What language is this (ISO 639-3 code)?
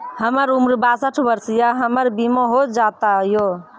mai